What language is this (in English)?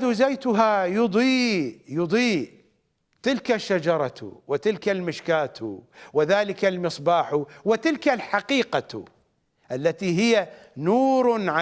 Arabic